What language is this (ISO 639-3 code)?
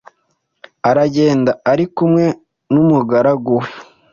kin